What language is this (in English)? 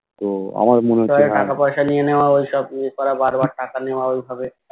Bangla